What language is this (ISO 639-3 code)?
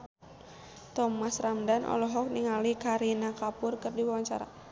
sun